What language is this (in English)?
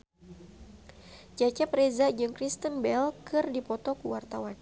Sundanese